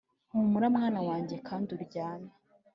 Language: Kinyarwanda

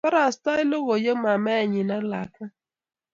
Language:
Kalenjin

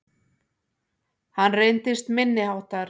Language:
Icelandic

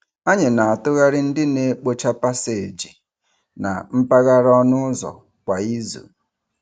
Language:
Igbo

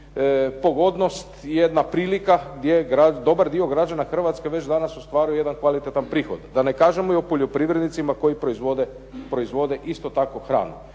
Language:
Croatian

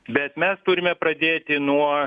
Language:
Lithuanian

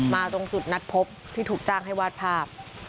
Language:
Thai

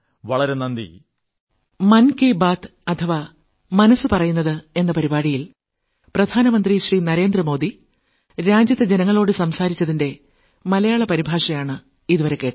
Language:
Malayalam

